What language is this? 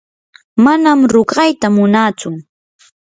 Yanahuanca Pasco Quechua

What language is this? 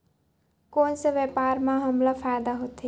Chhattisgarhi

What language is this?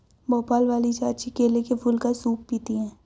Hindi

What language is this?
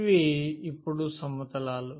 Telugu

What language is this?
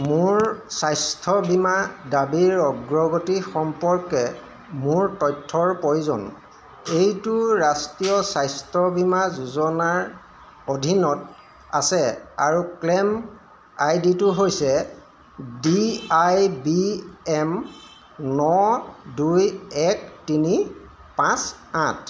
Assamese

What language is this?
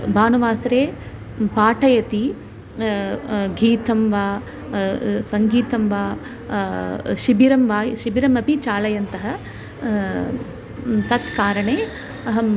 Sanskrit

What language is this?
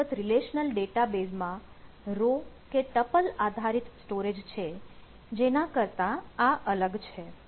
Gujarati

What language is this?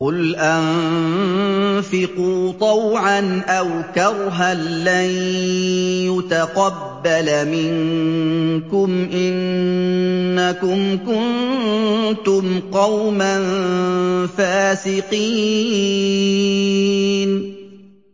Arabic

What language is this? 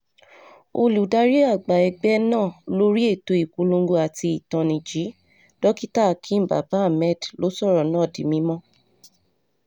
Yoruba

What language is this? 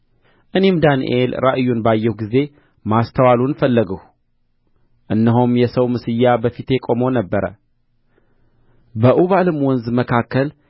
Amharic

